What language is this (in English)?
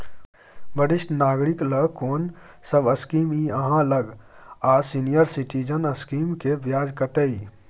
Maithili